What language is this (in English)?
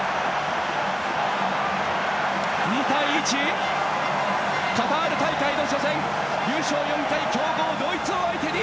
Japanese